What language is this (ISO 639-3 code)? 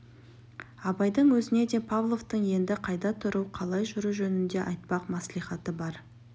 kaz